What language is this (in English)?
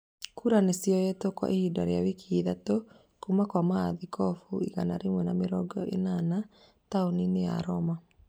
Kikuyu